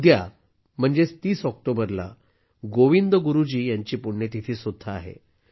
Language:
Marathi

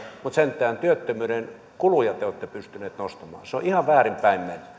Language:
Finnish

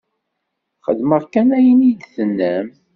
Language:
Kabyle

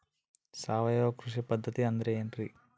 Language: Kannada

